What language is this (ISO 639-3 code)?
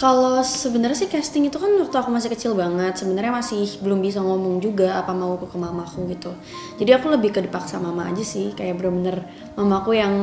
ind